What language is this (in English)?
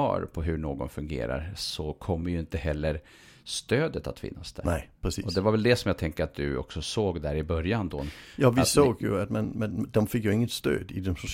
Swedish